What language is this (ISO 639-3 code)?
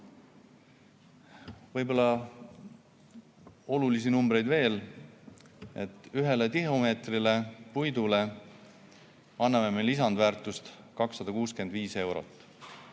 est